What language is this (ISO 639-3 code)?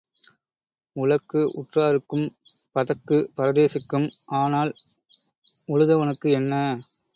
tam